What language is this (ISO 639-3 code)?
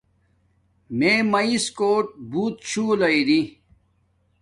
dmk